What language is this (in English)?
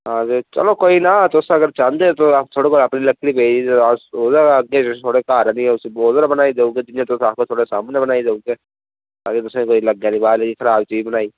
Dogri